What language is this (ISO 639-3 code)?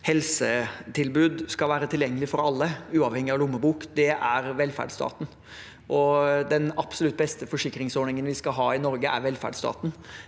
nor